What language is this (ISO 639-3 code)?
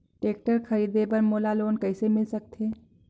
hne